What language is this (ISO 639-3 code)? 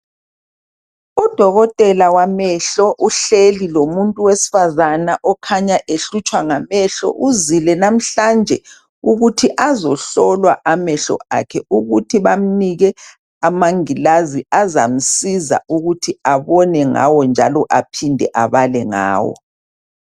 nde